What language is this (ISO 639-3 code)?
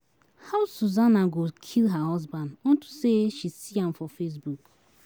pcm